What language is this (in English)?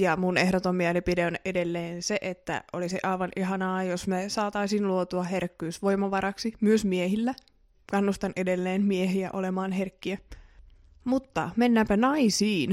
Finnish